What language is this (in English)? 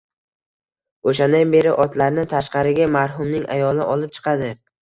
Uzbek